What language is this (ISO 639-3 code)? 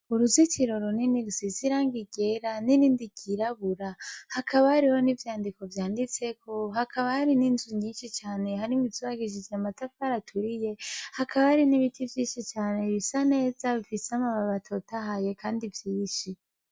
run